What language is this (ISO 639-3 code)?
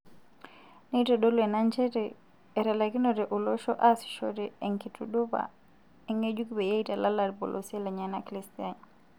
mas